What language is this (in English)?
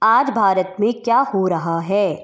Hindi